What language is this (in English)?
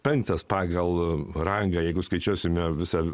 Lithuanian